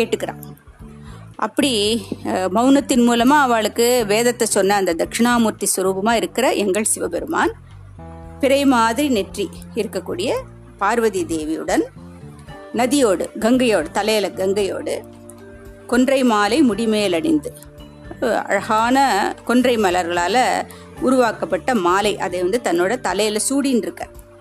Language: Tamil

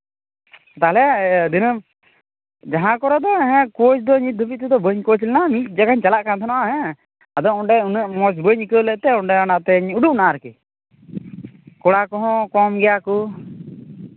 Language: Santali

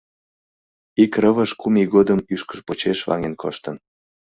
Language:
Mari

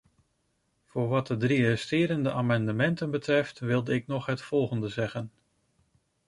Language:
Dutch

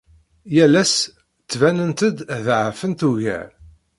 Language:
Kabyle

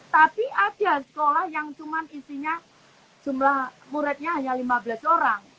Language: Indonesian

